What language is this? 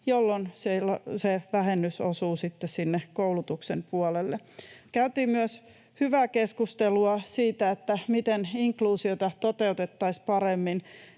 Finnish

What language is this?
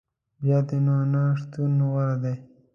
Pashto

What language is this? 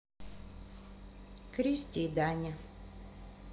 Russian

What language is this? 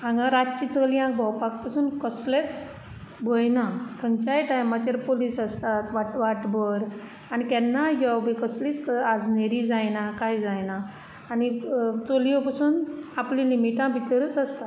Konkani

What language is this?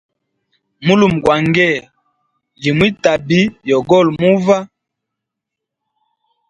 Hemba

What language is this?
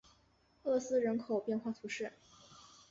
Chinese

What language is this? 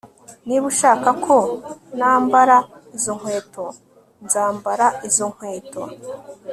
Kinyarwanda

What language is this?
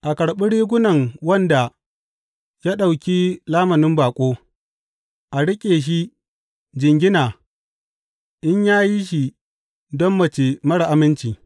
Hausa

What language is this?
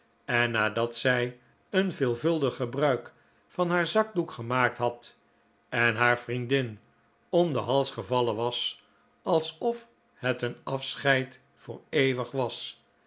Dutch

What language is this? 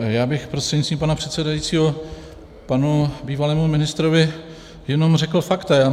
Czech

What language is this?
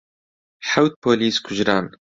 Central Kurdish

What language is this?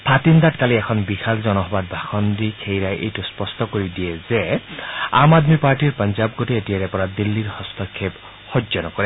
Assamese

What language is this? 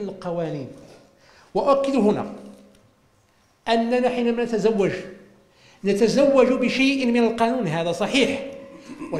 Arabic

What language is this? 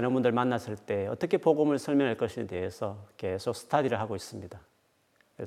Korean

